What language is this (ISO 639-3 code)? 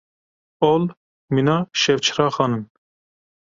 kur